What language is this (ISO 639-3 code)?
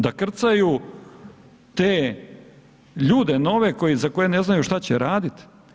hrv